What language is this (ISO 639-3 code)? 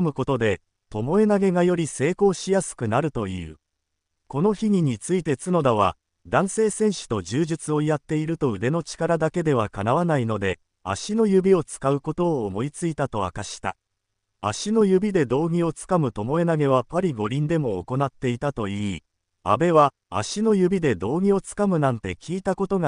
jpn